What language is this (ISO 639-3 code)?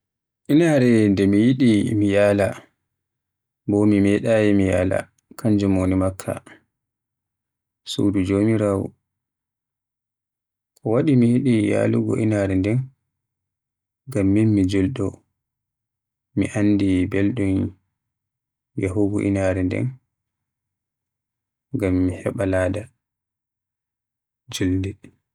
fuh